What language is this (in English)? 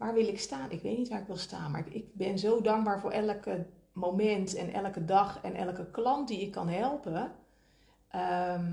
Dutch